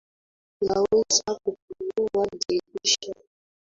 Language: Swahili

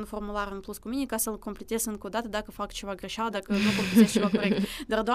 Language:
Romanian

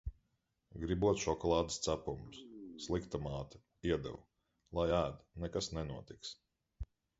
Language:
Latvian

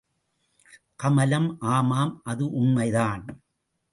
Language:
Tamil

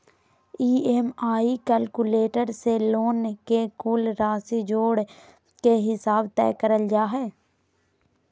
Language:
Magahi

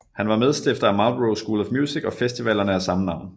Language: Danish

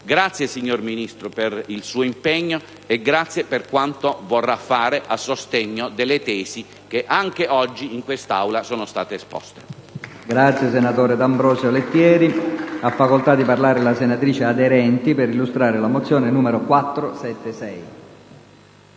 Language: Italian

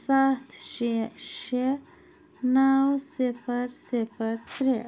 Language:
Kashmiri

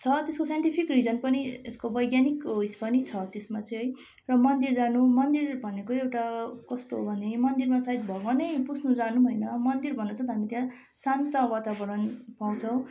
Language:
Nepali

